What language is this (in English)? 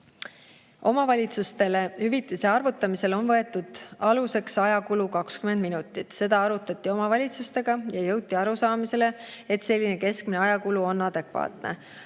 Estonian